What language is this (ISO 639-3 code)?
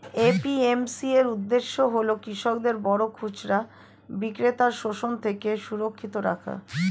ben